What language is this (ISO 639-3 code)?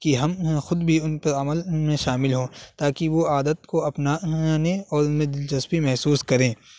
urd